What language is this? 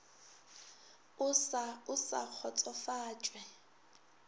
Northern Sotho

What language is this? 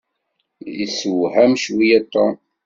Kabyle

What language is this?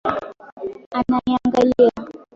Swahili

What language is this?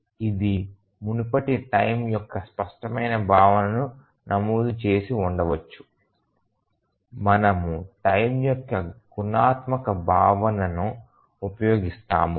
Telugu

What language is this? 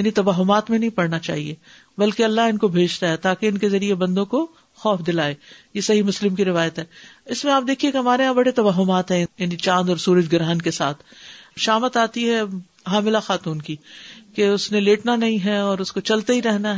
Urdu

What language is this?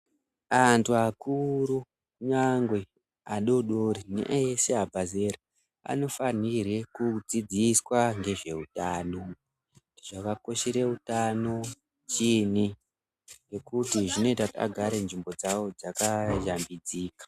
Ndau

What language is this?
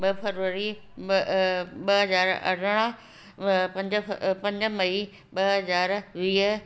Sindhi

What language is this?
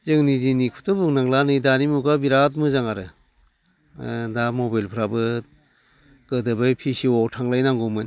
Bodo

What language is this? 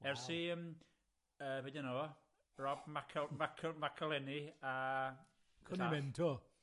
Welsh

